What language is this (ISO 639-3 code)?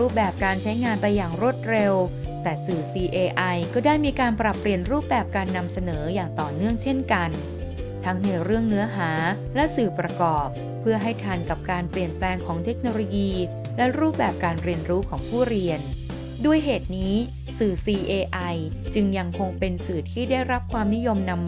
tha